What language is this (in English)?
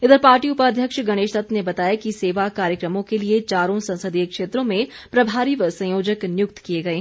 Hindi